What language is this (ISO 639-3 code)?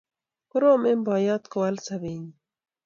kln